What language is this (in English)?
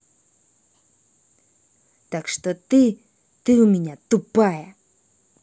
Russian